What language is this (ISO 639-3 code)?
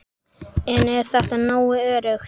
isl